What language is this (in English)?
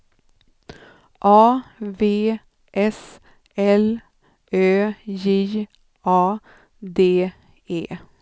Swedish